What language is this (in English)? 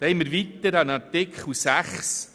Swiss German